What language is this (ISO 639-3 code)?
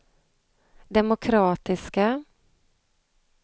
swe